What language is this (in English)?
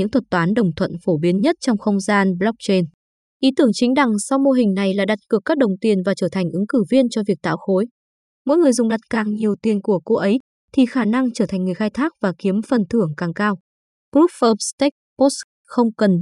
Vietnamese